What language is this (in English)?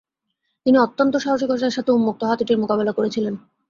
Bangla